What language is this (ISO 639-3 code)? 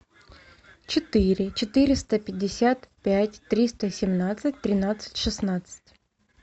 rus